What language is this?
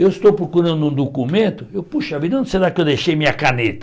Portuguese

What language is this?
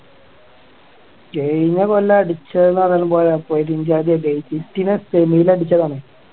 Malayalam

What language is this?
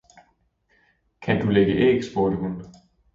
Danish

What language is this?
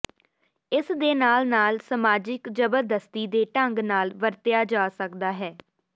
Punjabi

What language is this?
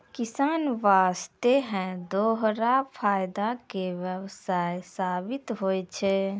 Maithili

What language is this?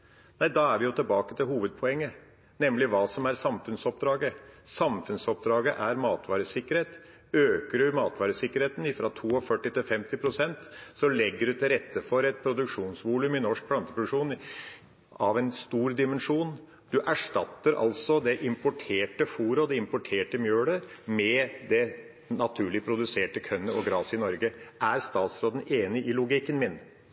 Norwegian Bokmål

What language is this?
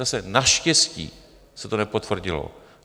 Czech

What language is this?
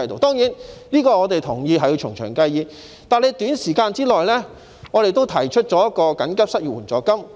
Cantonese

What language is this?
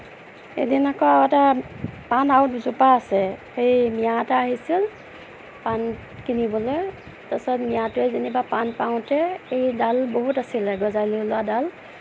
Assamese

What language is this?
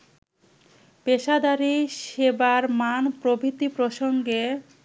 Bangla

